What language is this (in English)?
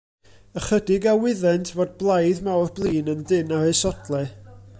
Welsh